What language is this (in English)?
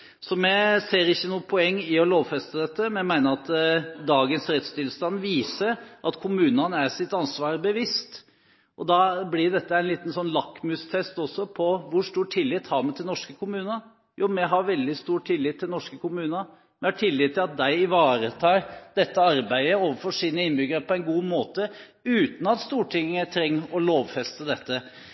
Norwegian Bokmål